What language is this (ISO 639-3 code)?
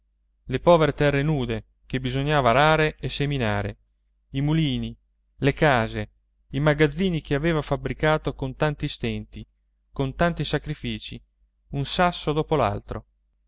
ita